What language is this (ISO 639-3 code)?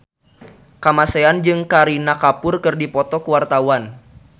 sun